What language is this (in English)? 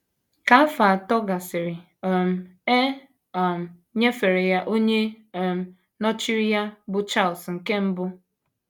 Igbo